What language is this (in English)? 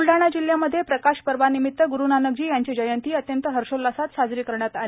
Marathi